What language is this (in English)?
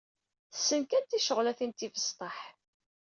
Kabyle